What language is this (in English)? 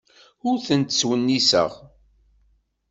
Kabyle